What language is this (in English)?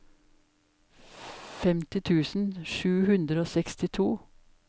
Norwegian